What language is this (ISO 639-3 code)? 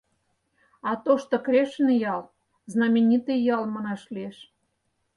chm